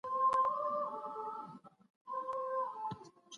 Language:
Pashto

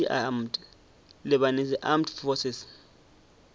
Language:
Northern Sotho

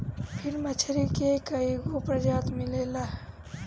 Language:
Bhojpuri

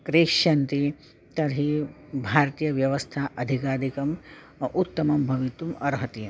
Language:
Sanskrit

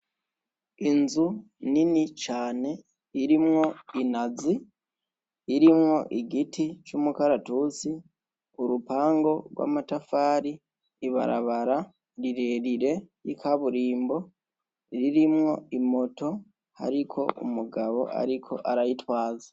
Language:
Rundi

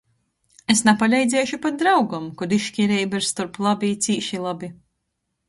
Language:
Latgalian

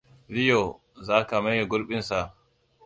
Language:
Hausa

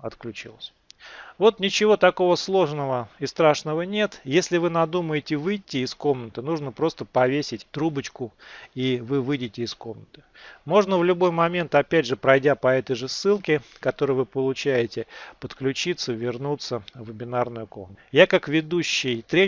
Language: Russian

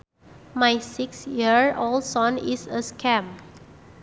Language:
Sundanese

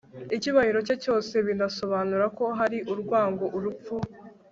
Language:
Kinyarwanda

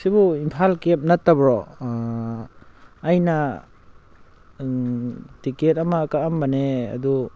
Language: Manipuri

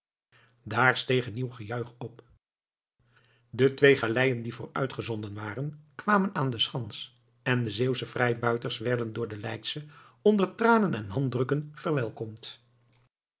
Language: Dutch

